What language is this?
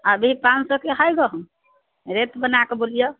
Maithili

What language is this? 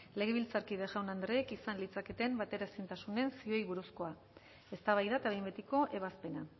Basque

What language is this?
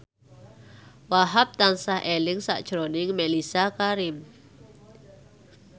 Javanese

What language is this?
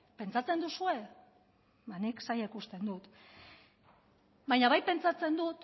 Basque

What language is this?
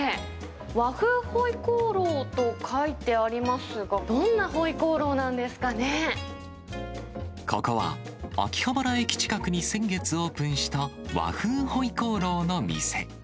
Japanese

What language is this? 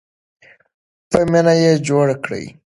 Pashto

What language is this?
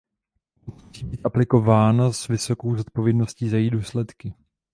Czech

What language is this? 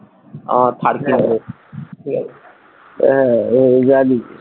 Bangla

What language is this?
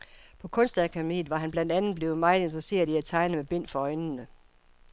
Danish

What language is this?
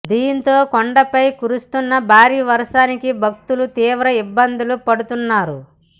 Telugu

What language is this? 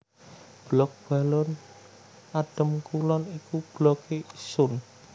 Javanese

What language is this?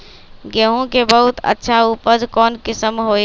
Magahi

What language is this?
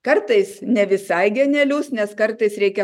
Lithuanian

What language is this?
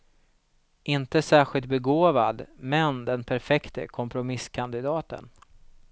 Swedish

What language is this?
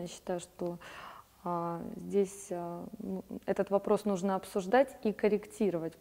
Russian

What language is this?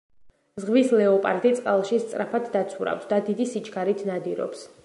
Georgian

